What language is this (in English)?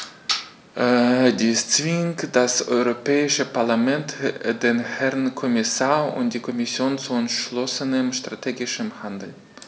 German